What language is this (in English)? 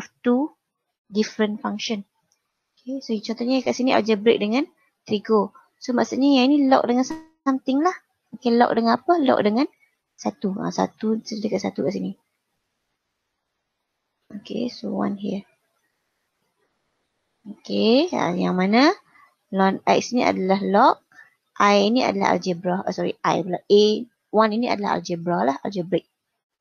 Malay